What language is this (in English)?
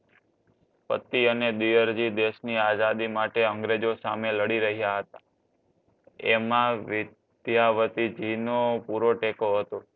Gujarati